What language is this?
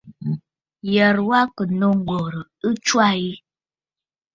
Bafut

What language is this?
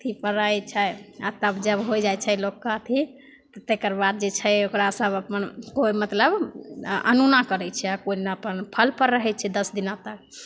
Maithili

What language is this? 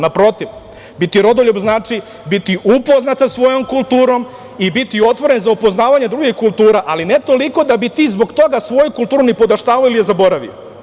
Serbian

